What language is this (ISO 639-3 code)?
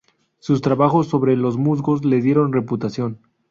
spa